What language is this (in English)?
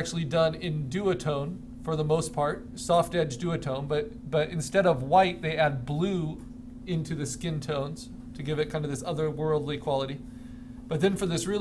English